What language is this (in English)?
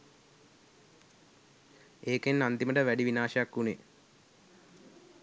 Sinhala